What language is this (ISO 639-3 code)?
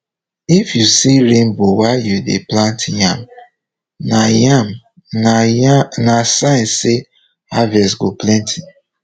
pcm